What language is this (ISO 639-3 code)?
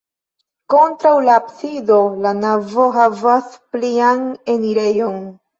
epo